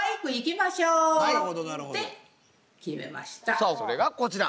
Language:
Japanese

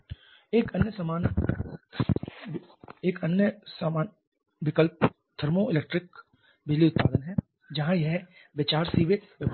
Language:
Hindi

